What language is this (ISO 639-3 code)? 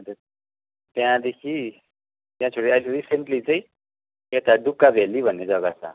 nep